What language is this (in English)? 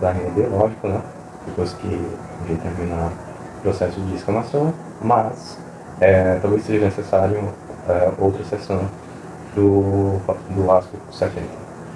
Portuguese